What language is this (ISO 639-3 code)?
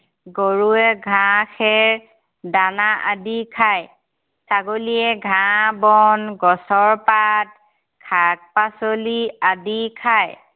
asm